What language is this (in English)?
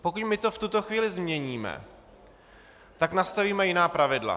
Czech